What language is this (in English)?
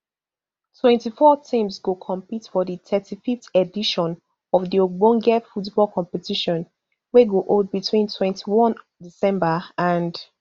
Nigerian Pidgin